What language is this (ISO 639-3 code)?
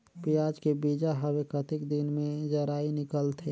hne